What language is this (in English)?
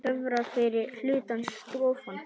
Icelandic